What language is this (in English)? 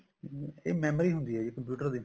Punjabi